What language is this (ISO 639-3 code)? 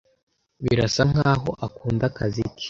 kin